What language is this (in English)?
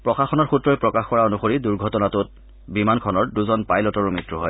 Assamese